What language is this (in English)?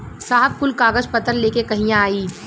Bhojpuri